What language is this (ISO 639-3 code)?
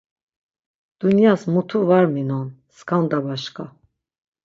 lzz